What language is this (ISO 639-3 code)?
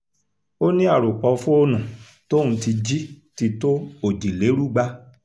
yor